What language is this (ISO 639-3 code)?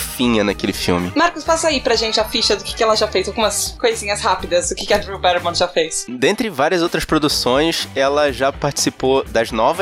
por